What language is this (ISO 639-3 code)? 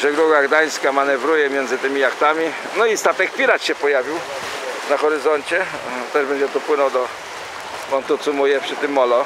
pol